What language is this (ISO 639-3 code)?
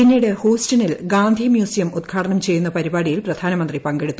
mal